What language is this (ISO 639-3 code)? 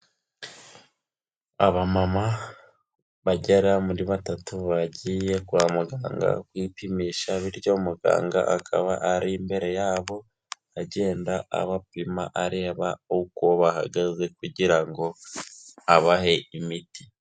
kin